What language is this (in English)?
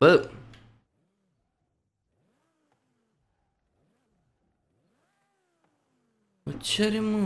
Romanian